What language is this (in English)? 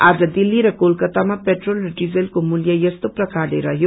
Nepali